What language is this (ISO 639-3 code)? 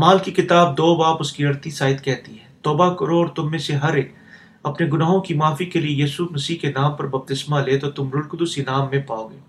urd